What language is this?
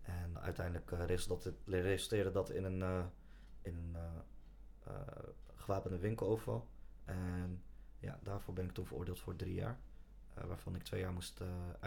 Dutch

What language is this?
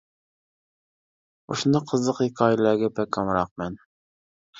Uyghur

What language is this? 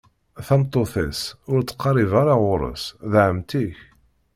Kabyle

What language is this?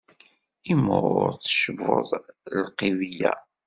Kabyle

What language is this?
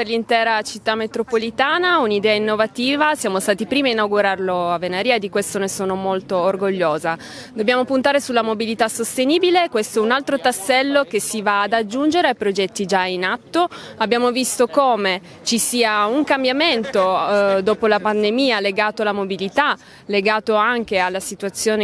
Italian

